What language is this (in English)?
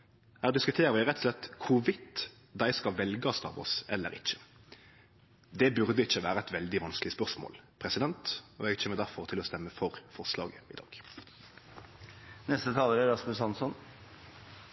Norwegian